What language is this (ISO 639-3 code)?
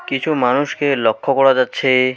ben